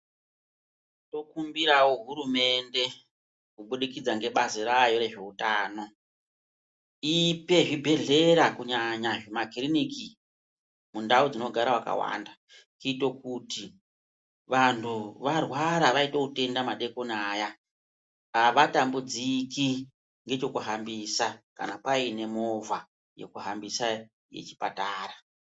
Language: Ndau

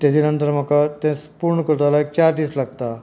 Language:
Konkani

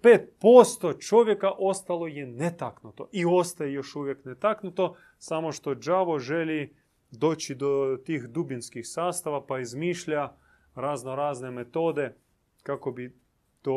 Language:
Croatian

